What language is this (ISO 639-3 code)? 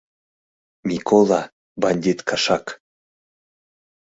chm